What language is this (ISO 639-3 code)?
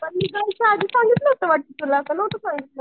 mar